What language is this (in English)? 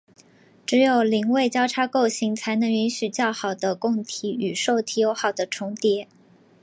Chinese